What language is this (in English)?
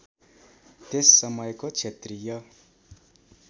Nepali